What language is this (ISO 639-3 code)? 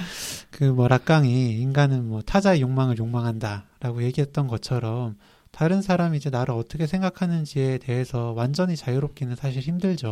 kor